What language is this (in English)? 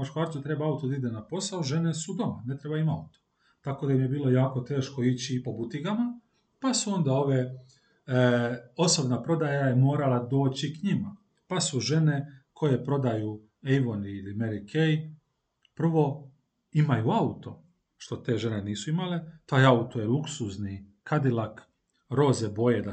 Croatian